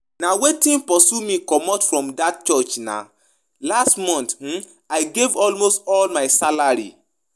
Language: Nigerian Pidgin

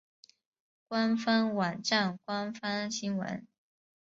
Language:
Chinese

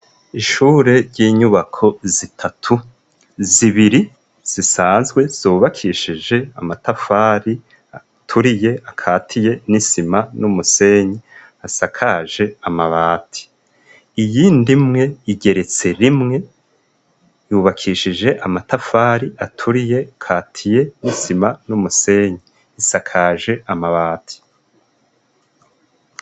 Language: Rundi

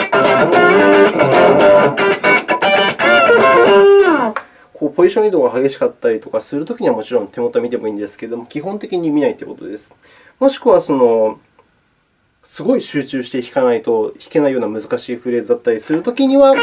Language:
Japanese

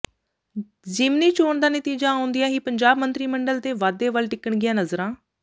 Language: Punjabi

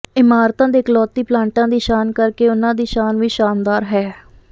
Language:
Punjabi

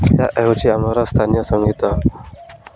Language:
Odia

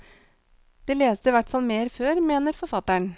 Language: Norwegian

